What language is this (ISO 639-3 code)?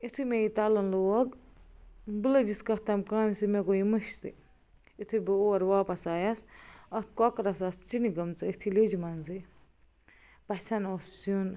kas